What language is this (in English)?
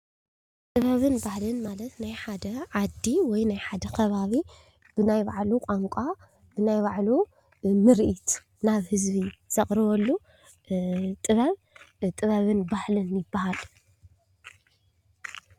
Tigrinya